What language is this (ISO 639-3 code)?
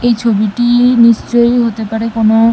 ben